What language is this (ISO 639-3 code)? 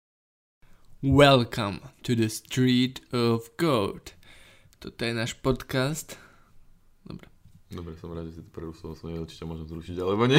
slk